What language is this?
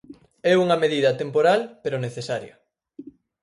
Galician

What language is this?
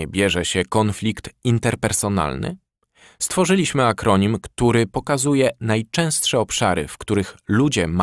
Polish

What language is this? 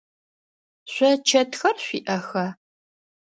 Adyghe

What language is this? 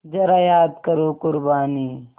Hindi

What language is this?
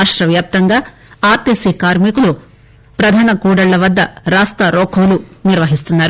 Telugu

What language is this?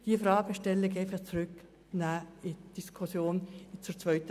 Swiss German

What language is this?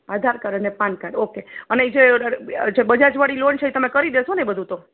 Gujarati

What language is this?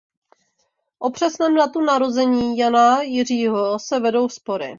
Czech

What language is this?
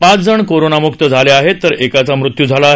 Marathi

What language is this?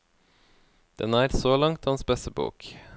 Norwegian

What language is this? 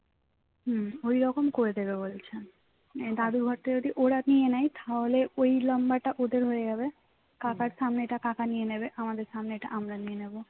Bangla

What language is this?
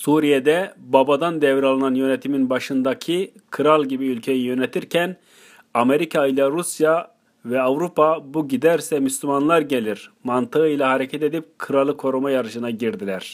Turkish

